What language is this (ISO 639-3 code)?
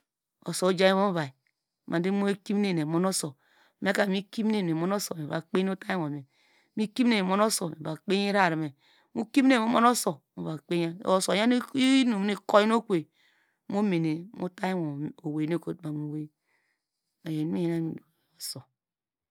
deg